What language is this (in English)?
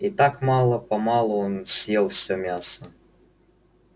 Russian